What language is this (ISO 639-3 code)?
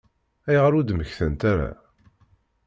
kab